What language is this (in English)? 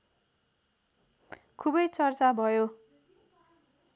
Nepali